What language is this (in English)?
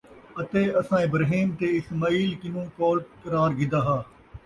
Saraiki